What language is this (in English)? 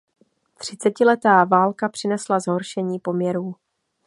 Czech